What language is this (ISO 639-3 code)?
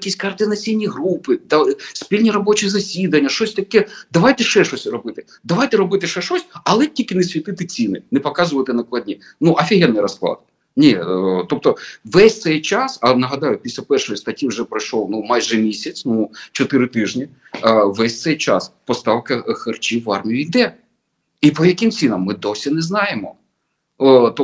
ukr